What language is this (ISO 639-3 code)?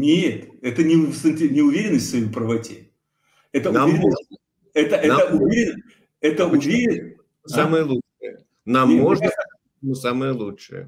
rus